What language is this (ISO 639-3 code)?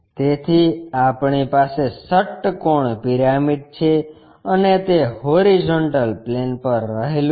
guj